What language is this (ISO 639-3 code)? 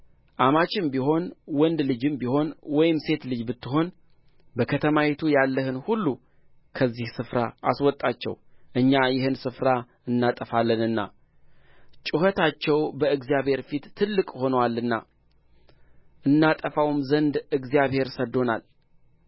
amh